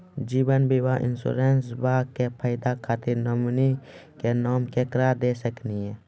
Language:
Maithili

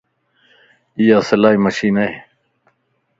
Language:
Lasi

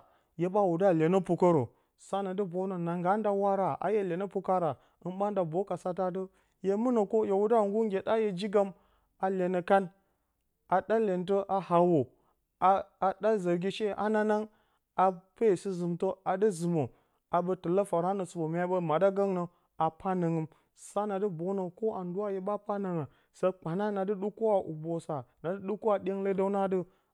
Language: Bacama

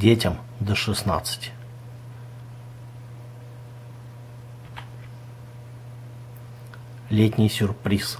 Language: Russian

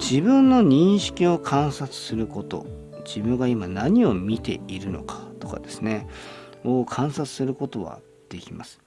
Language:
Japanese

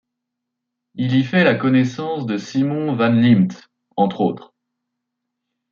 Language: French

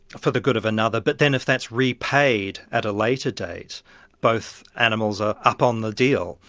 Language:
English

